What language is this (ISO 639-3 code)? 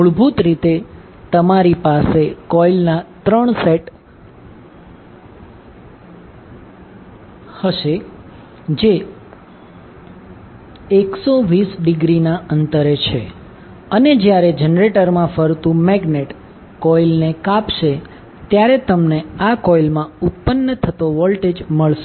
guj